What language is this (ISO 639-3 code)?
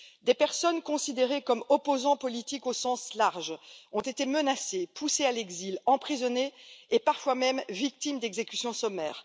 fra